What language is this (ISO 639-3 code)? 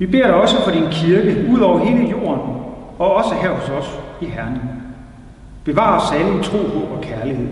dan